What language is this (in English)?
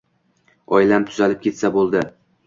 Uzbek